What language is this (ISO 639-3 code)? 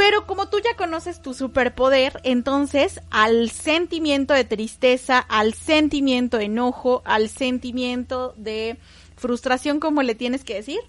spa